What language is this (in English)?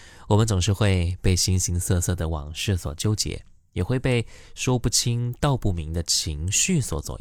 Chinese